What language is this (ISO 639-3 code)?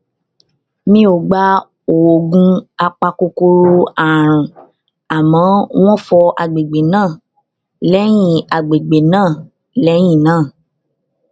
yor